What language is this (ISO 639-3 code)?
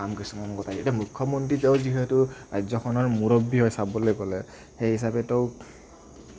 asm